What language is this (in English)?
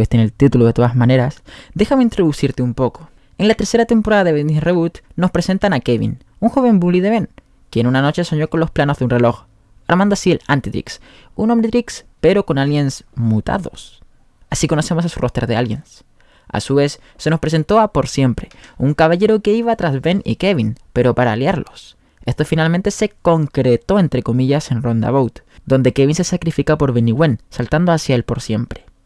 Spanish